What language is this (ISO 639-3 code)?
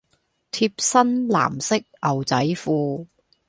yue